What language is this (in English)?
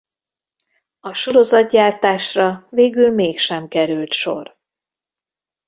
Hungarian